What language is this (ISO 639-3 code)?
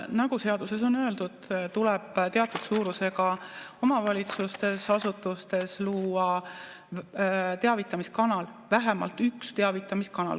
est